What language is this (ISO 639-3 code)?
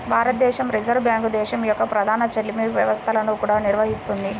tel